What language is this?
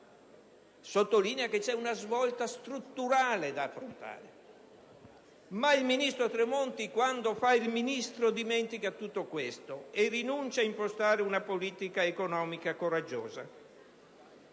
Italian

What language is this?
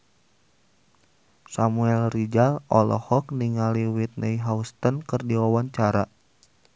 Sundanese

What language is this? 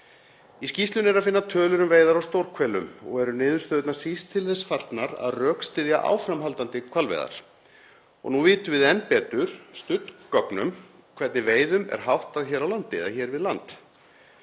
Icelandic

